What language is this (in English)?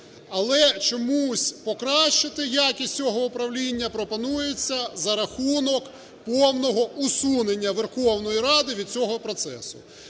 Ukrainian